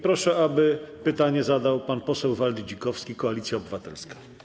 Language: Polish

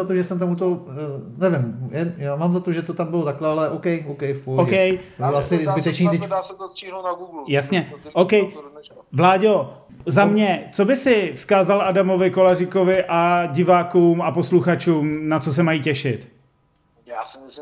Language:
Czech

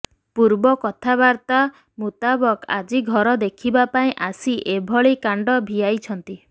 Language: Odia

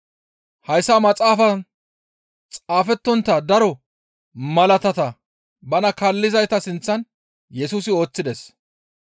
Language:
Gamo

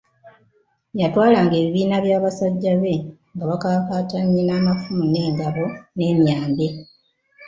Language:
Ganda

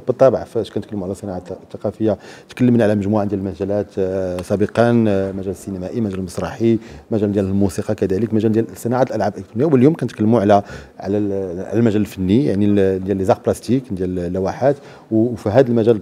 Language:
Arabic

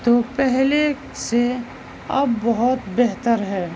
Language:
Urdu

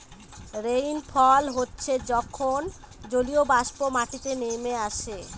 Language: Bangla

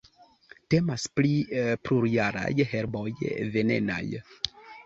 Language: Esperanto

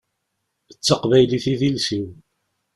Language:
Kabyle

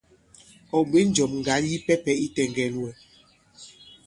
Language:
Bankon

